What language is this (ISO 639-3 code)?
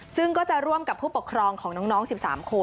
tha